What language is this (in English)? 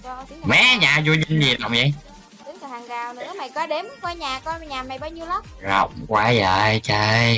Vietnamese